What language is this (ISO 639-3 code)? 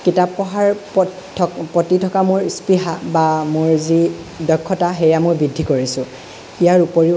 asm